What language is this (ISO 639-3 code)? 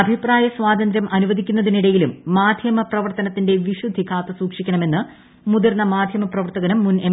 mal